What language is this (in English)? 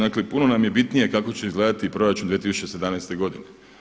Croatian